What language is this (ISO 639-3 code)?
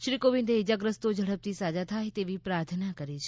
guj